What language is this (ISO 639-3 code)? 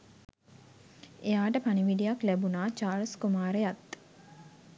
sin